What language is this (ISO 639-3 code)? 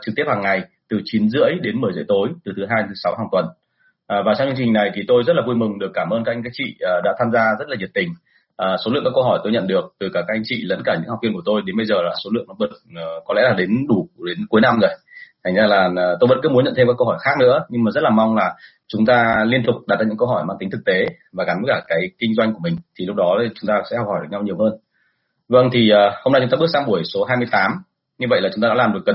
vie